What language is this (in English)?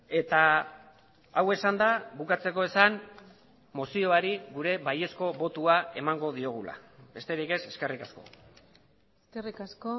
Basque